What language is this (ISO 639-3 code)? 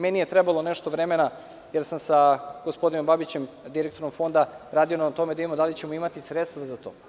srp